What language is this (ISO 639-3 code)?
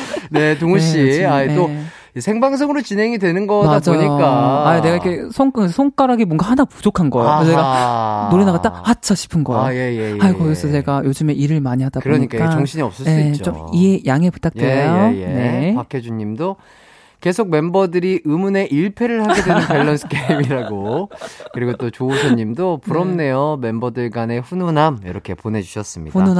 kor